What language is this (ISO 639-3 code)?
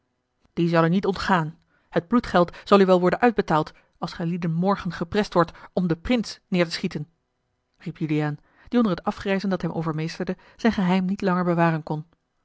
nld